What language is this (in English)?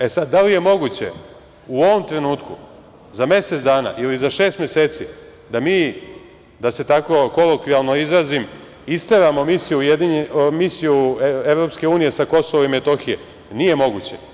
Serbian